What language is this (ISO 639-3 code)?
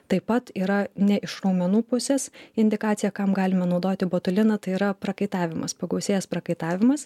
lit